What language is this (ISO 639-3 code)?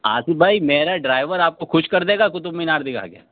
urd